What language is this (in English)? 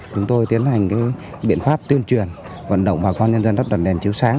Vietnamese